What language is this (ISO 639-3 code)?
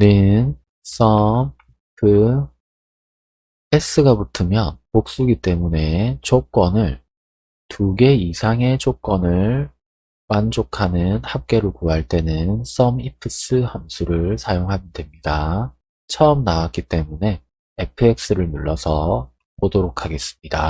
kor